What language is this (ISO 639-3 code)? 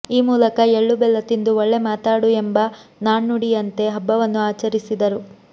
kan